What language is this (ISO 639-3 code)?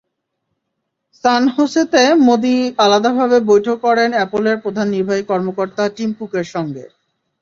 ben